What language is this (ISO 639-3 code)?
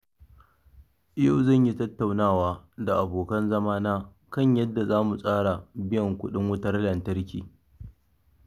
hau